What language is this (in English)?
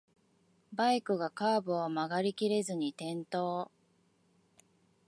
Japanese